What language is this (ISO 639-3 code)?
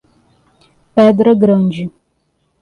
por